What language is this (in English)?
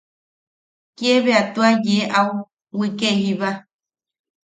Yaqui